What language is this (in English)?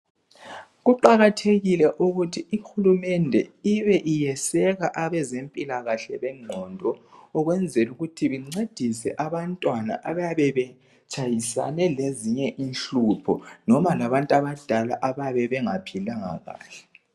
North Ndebele